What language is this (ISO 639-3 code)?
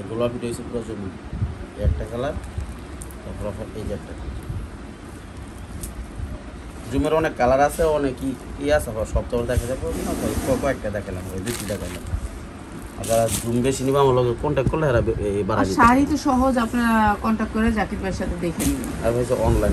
ron